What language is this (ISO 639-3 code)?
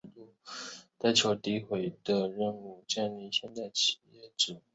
zho